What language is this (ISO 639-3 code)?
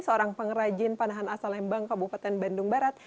ind